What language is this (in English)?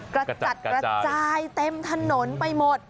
Thai